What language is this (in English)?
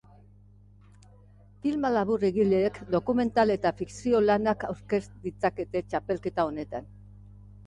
Basque